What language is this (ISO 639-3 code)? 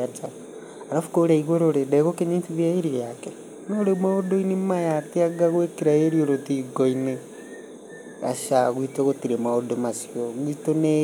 kik